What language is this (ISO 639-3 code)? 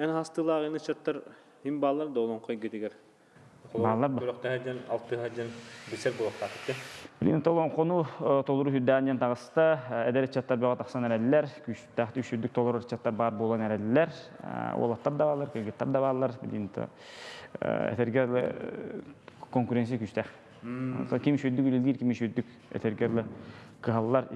tur